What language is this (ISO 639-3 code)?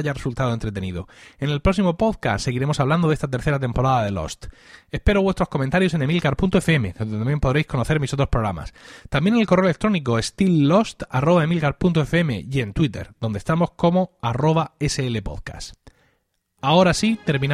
spa